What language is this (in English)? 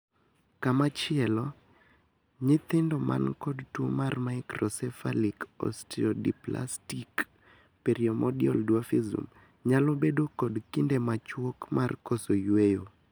Luo (Kenya and Tanzania)